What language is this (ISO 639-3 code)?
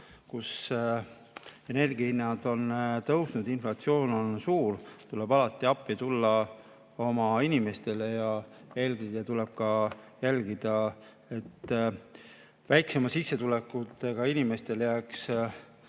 est